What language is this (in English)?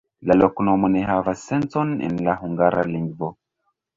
Esperanto